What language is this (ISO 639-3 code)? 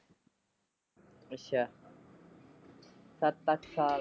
pan